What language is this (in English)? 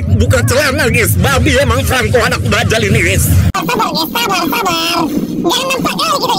Indonesian